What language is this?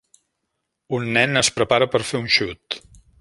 Catalan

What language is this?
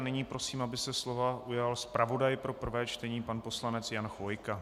Czech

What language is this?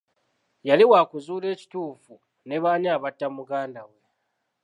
Ganda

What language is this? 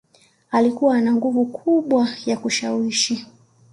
Swahili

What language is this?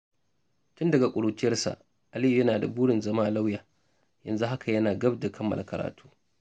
Hausa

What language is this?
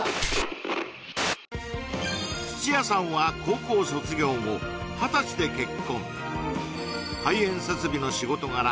Japanese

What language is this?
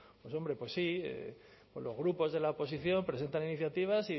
Spanish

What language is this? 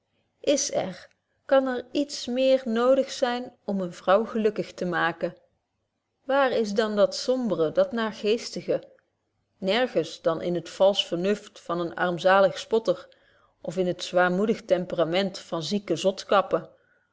Dutch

